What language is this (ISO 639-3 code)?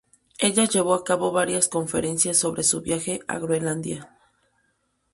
spa